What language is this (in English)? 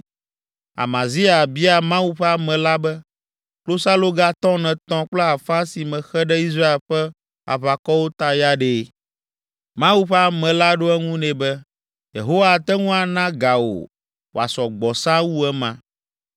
Ewe